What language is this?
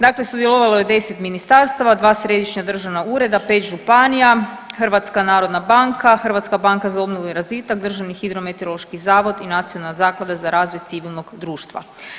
Croatian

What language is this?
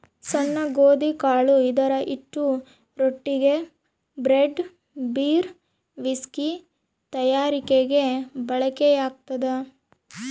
Kannada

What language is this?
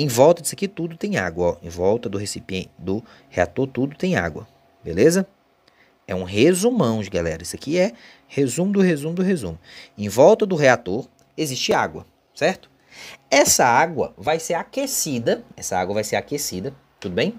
Portuguese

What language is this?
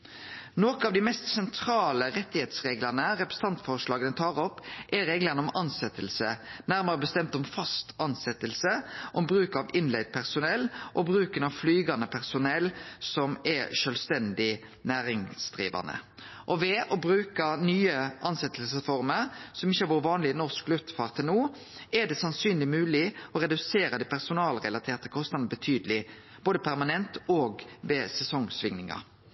Norwegian Nynorsk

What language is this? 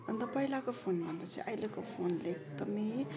Nepali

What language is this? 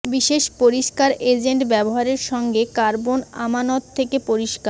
Bangla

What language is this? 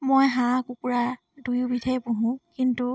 Assamese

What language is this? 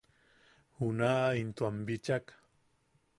Yaqui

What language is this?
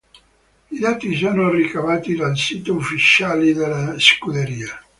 Italian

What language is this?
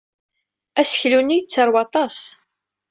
Kabyle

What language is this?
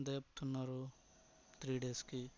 Telugu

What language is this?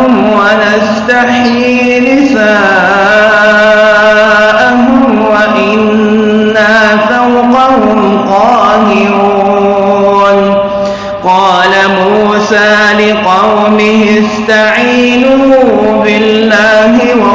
Arabic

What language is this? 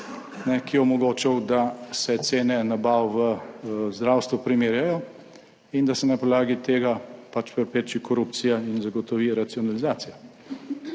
Slovenian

